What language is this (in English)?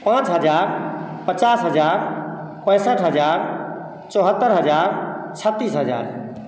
Maithili